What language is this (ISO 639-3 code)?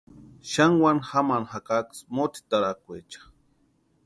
pua